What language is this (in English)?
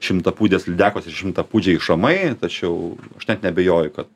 Lithuanian